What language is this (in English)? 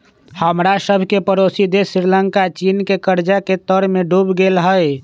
Magahi